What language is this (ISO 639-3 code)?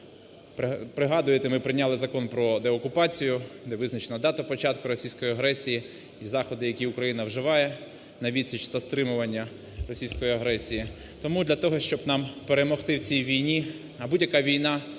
ukr